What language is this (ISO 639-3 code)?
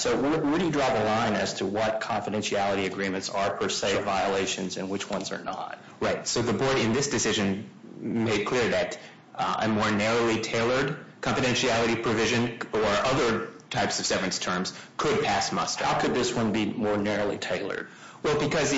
eng